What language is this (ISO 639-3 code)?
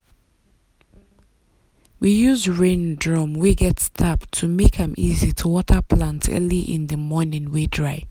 pcm